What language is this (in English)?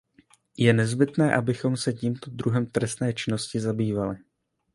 Czech